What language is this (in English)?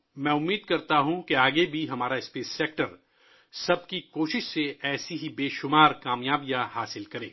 Urdu